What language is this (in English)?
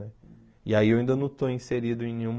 Portuguese